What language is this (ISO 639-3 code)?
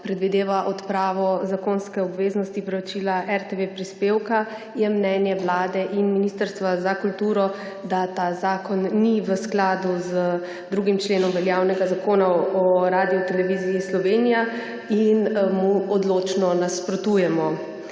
slv